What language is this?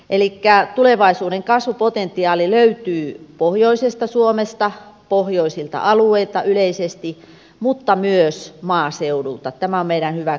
Finnish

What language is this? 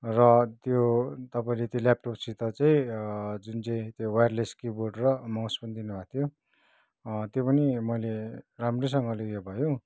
Nepali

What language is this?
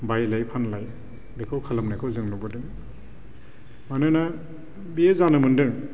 Bodo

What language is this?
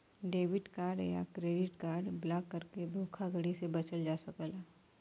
Bhojpuri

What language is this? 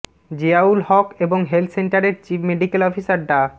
Bangla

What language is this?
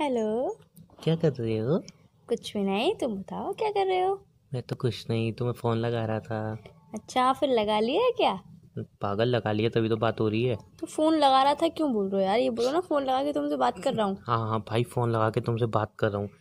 Hindi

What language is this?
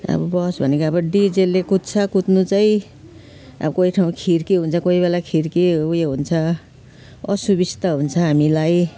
Nepali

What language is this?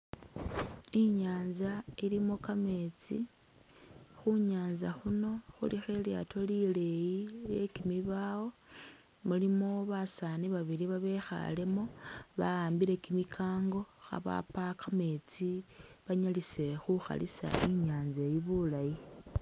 Masaaba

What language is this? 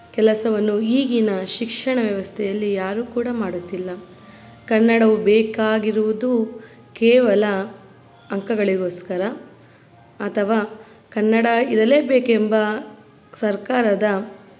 Kannada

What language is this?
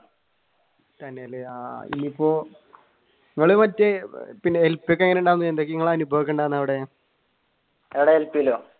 Malayalam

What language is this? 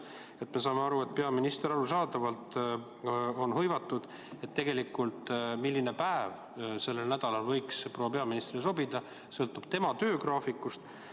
Estonian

